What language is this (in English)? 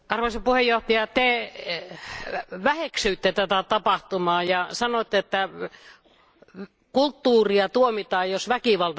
Finnish